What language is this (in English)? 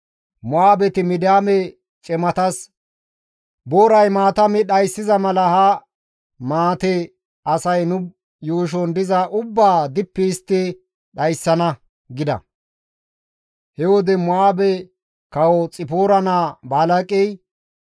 Gamo